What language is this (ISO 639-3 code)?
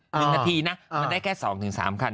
tha